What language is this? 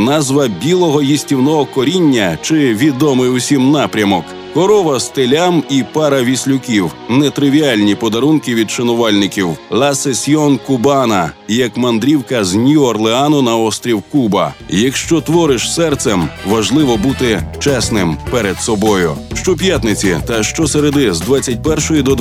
Ukrainian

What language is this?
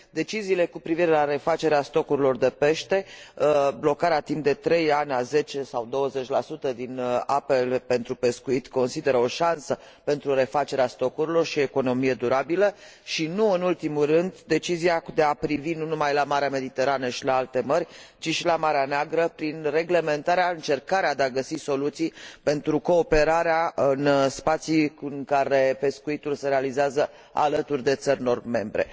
Romanian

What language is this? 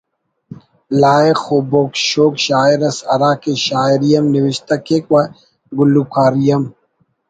Brahui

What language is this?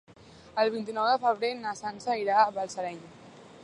Catalan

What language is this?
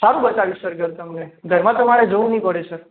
Gujarati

